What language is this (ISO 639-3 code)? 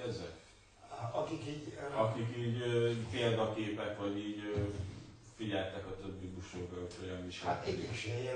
hun